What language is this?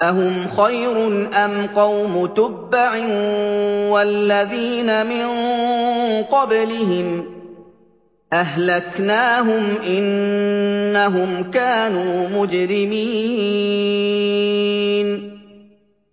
Arabic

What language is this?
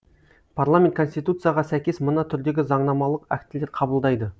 Kazakh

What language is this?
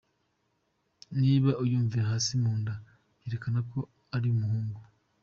Kinyarwanda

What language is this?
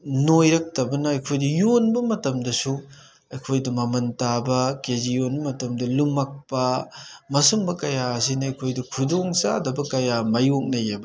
Manipuri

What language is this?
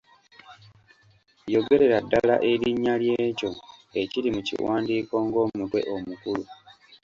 Ganda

